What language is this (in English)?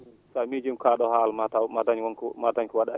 Fula